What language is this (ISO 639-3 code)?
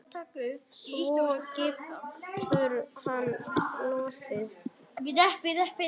isl